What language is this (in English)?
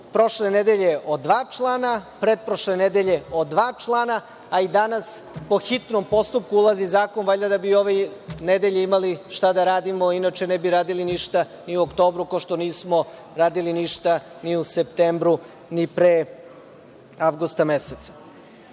Serbian